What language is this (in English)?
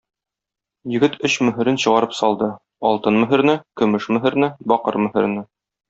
Tatar